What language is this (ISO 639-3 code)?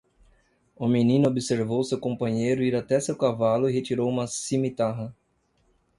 por